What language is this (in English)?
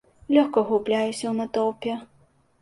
Belarusian